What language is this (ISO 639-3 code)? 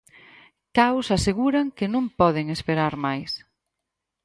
glg